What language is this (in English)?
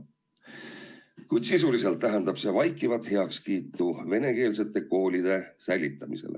Estonian